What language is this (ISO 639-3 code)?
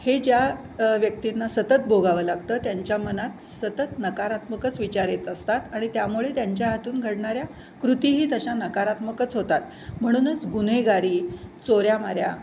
mar